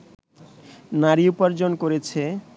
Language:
Bangla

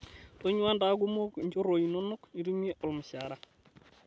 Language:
Masai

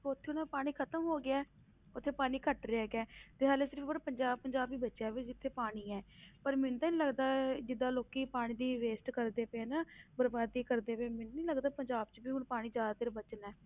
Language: Punjabi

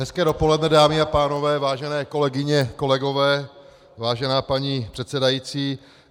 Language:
Czech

